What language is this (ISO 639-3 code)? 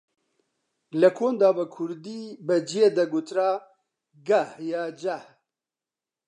ckb